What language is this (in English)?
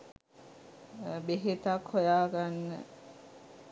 Sinhala